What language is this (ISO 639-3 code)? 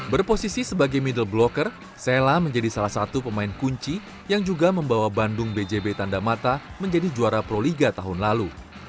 ind